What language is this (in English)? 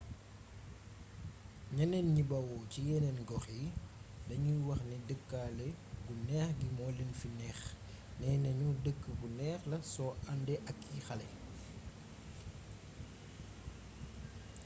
Wolof